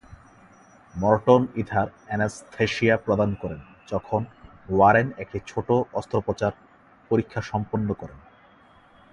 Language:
Bangla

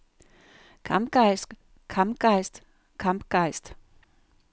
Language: Danish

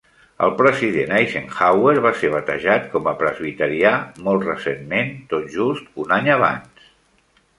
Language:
Catalan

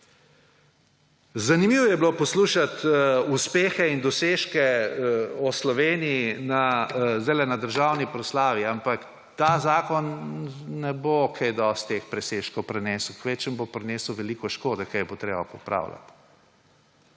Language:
Slovenian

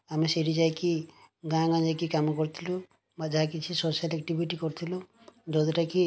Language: Odia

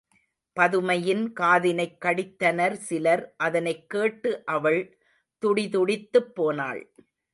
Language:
Tamil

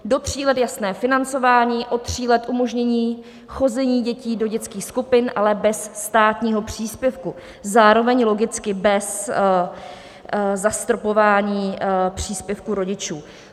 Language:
Czech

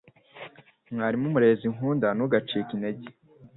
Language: Kinyarwanda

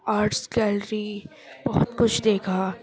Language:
Urdu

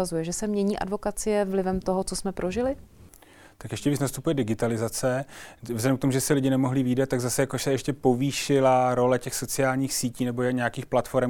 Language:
Czech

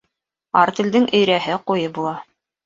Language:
Bashkir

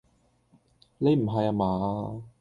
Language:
Cantonese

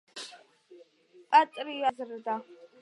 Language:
Georgian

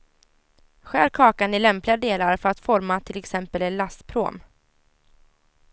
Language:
Swedish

